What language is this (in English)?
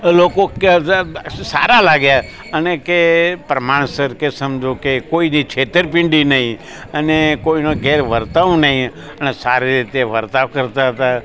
Gujarati